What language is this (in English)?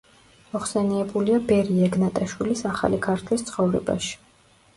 Georgian